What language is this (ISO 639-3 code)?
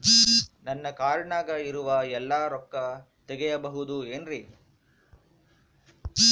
kan